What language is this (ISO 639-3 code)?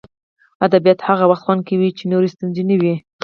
pus